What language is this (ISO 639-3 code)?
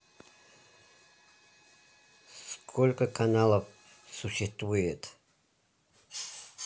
rus